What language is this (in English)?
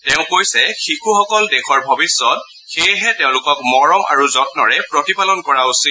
Assamese